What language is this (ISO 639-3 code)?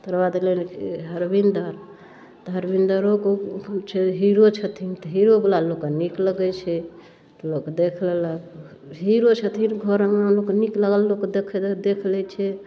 mai